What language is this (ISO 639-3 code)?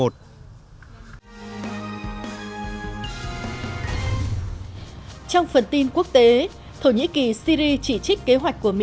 vie